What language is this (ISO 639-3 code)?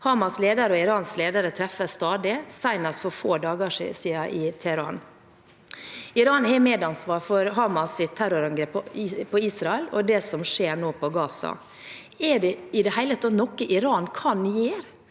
nor